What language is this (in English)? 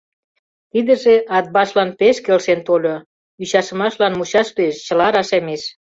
Mari